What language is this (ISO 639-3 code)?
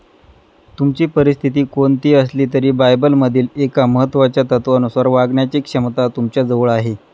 mar